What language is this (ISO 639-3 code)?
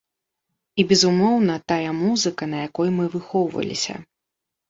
bel